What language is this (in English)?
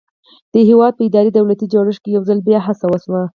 Pashto